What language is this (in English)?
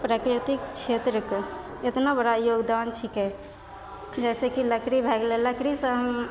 Maithili